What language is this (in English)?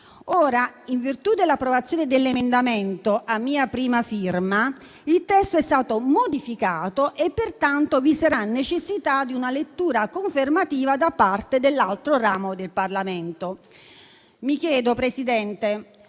Italian